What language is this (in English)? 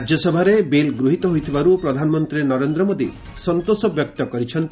Odia